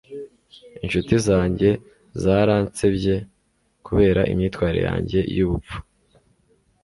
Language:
Kinyarwanda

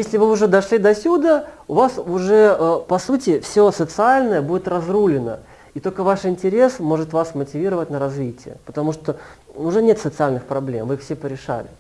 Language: Russian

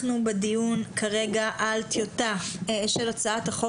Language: Hebrew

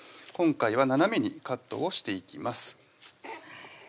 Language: Japanese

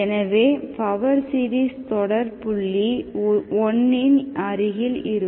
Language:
Tamil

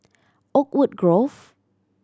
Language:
English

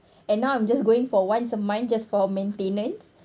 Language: English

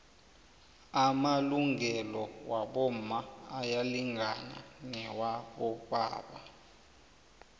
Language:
South Ndebele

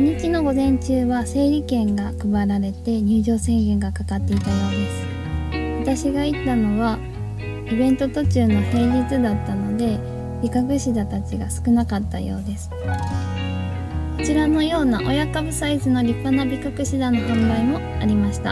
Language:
Japanese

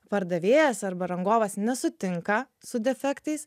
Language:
Lithuanian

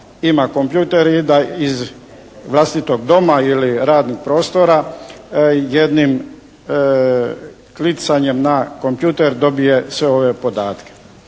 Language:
Croatian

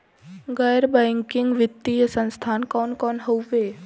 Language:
Bhojpuri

